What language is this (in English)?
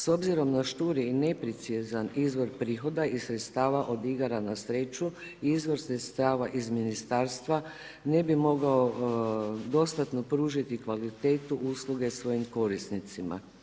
Croatian